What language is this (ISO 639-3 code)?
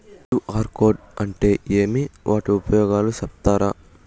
tel